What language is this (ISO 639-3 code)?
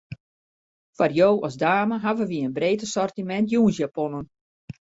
fry